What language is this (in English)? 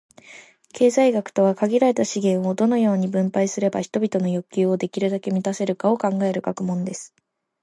Japanese